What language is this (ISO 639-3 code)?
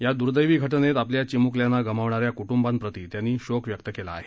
mar